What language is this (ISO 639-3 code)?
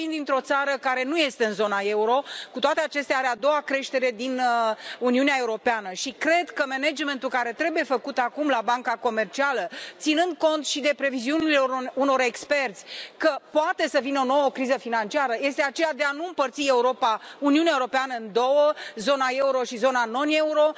ron